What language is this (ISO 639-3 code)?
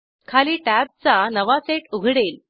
mar